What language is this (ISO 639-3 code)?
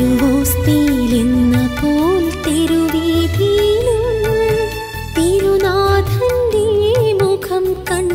mal